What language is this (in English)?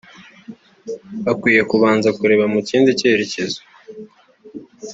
Kinyarwanda